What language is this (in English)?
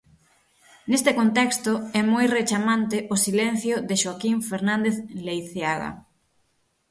Galician